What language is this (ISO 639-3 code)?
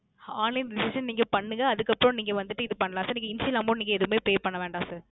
tam